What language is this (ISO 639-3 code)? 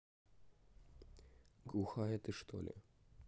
rus